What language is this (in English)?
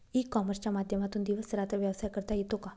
Marathi